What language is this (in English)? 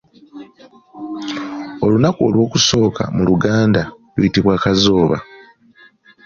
Ganda